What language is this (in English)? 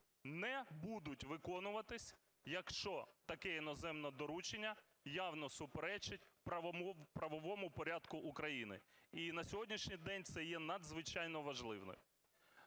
Ukrainian